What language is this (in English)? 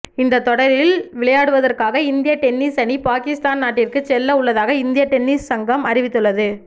Tamil